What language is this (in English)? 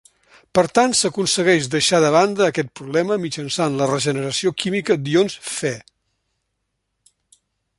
Catalan